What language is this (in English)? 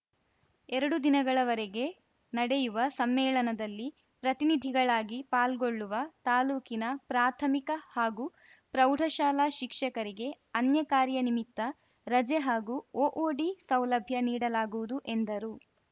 Kannada